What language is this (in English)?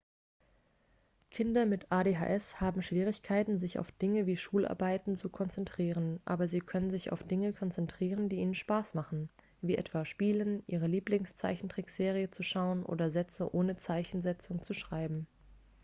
German